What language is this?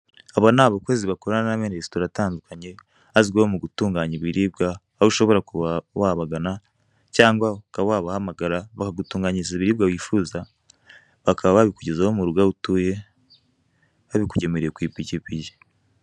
Kinyarwanda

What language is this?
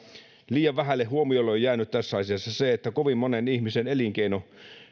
Finnish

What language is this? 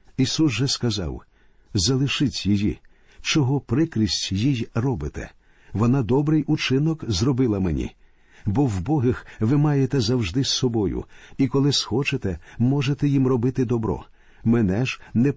Ukrainian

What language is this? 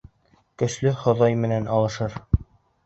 Bashkir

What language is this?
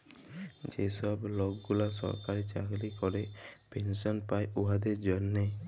Bangla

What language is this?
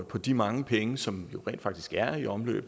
Danish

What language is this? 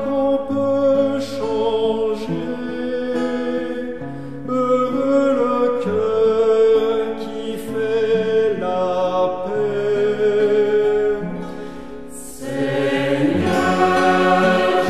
Romanian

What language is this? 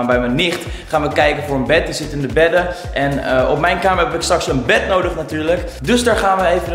Dutch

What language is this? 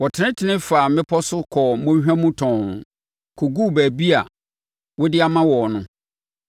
Akan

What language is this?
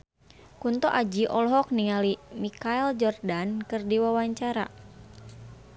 Sundanese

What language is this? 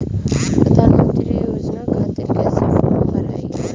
Bhojpuri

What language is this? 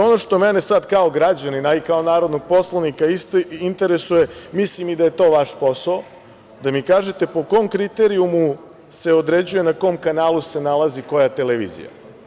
Serbian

